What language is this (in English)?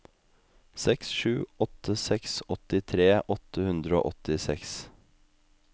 Norwegian